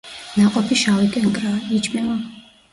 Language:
Georgian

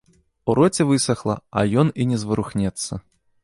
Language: Belarusian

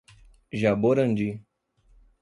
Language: Portuguese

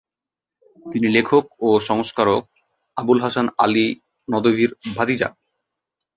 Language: Bangla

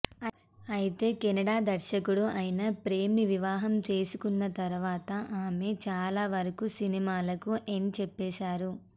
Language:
Telugu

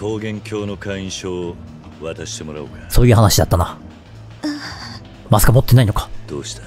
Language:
Japanese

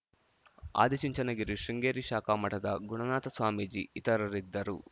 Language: Kannada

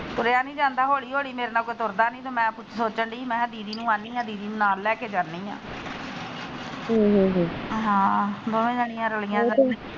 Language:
Punjabi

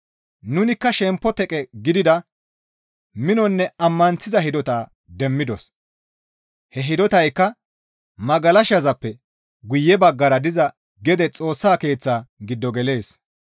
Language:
Gamo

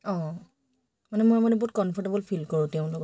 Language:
Assamese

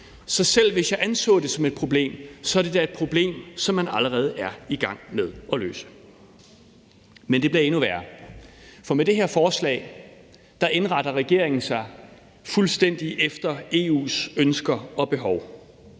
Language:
Danish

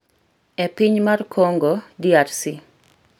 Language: Luo (Kenya and Tanzania)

